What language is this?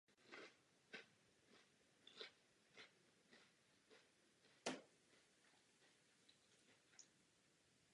Czech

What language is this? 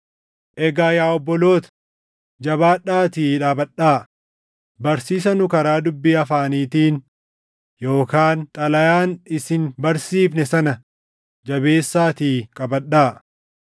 Oromo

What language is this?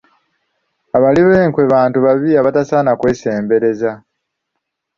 Ganda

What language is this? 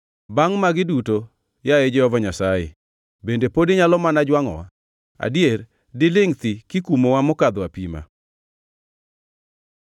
Luo (Kenya and Tanzania)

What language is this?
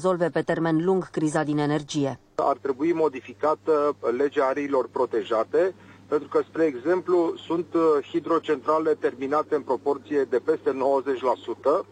Romanian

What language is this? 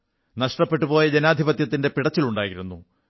Malayalam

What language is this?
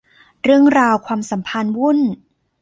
Thai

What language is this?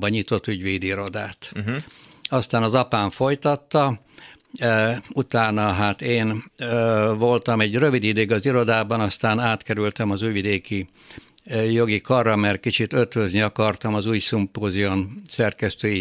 Hungarian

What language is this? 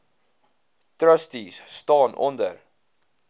Afrikaans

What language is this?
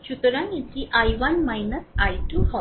Bangla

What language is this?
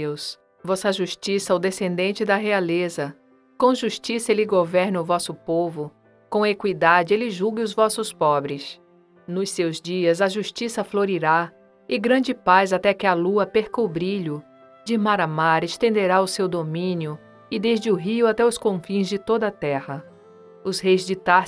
Portuguese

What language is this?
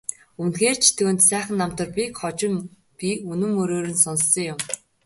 Mongolian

